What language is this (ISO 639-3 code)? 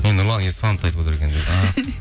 kaz